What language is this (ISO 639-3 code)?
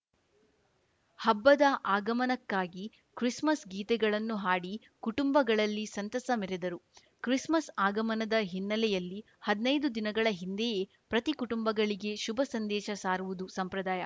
kan